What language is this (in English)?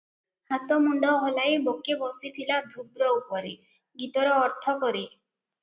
Odia